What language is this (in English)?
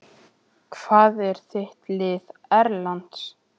Icelandic